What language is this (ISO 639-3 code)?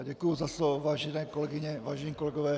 ces